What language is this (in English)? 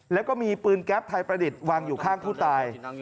Thai